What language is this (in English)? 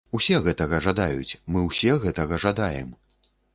Belarusian